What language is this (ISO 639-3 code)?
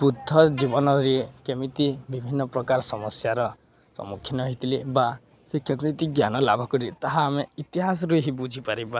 ori